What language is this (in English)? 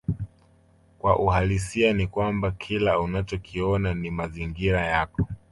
Swahili